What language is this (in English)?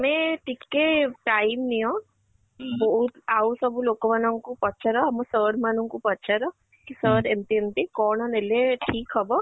Odia